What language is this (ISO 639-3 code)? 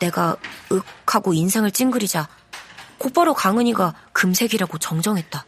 kor